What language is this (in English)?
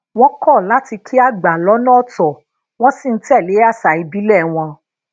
Yoruba